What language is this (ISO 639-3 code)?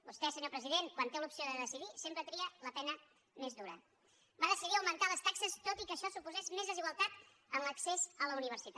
cat